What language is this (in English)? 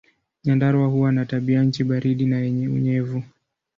Swahili